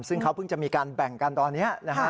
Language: Thai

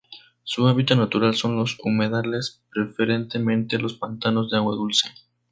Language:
Spanish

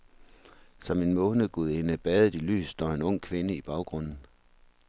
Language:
Danish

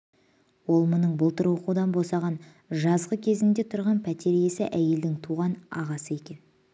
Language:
Kazakh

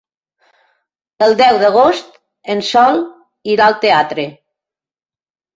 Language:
Catalan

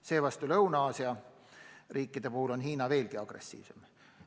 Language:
Estonian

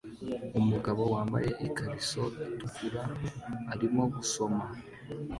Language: Kinyarwanda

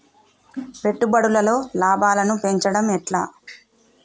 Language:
Telugu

